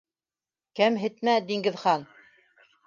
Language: Bashkir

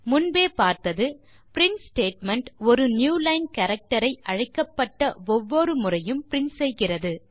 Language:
Tamil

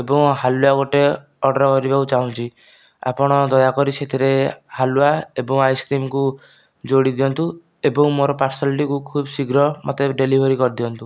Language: Odia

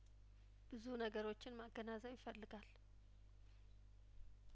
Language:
Amharic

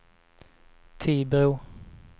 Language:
Swedish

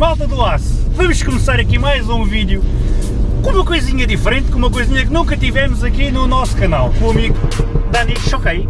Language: Portuguese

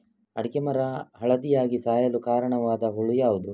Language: Kannada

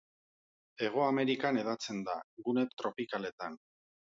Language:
Basque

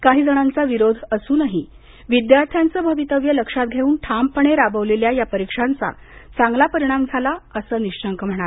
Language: Marathi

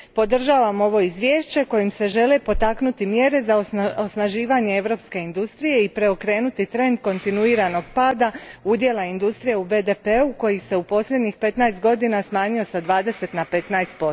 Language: Croatian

